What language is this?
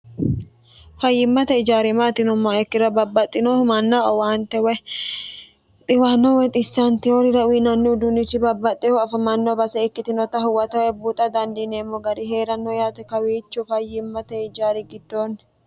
Sidamo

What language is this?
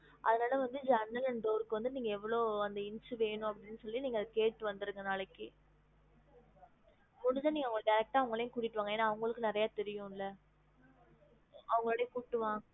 Tamil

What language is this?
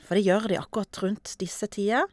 Norwegian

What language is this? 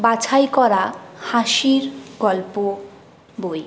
Bangla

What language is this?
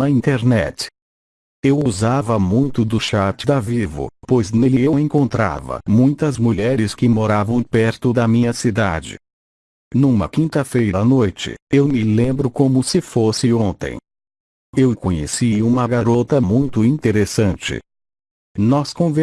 Portuguese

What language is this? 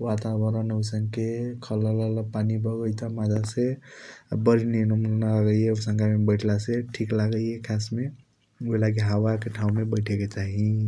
Kochila Tharu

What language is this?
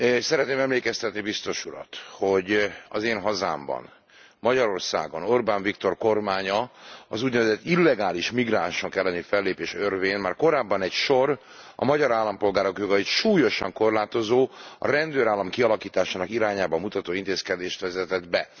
Hungarian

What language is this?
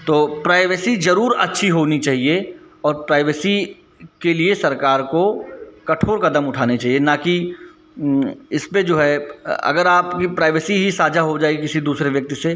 Hindi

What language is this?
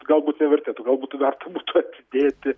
Lithuanian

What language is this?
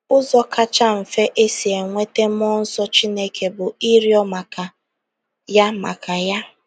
Igbo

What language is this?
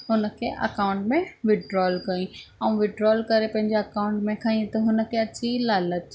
Sindhi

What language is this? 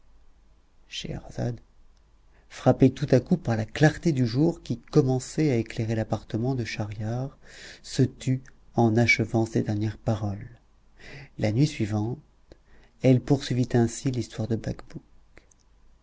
French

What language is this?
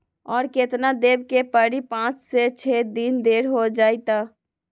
Magahi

